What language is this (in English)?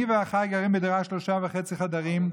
Hebrew